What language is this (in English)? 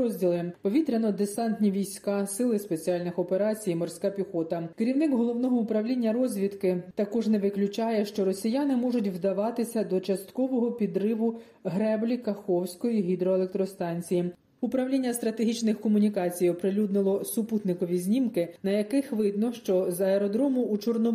Ukrainian